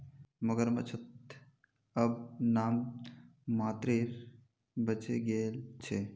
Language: Magahi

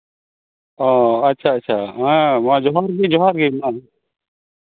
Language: Santali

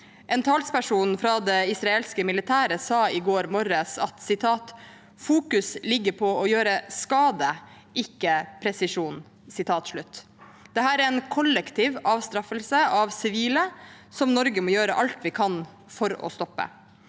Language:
Norwegian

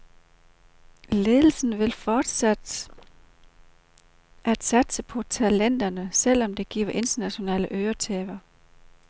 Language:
Danish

